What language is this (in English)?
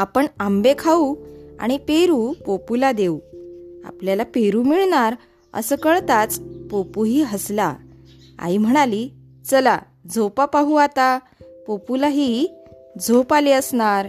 Marathi